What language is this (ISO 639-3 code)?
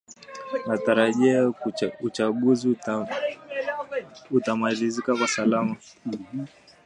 swa